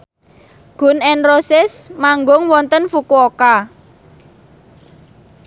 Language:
Javanese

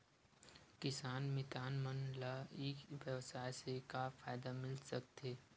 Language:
Chhattisgarhi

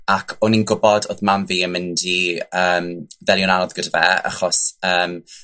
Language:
Welsh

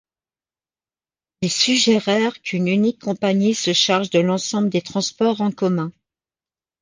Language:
French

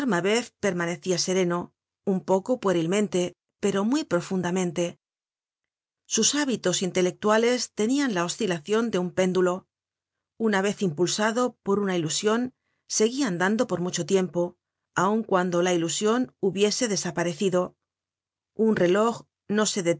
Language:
Spanish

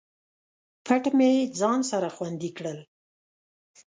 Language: Pashto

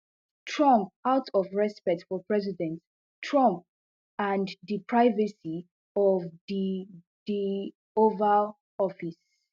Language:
Nigerian Pidgin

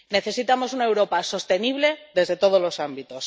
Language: Spanish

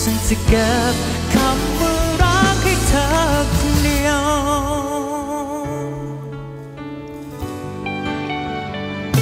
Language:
Thai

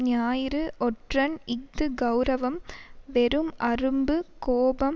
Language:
Tamil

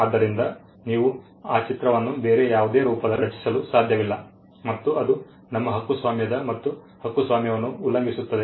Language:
Kannada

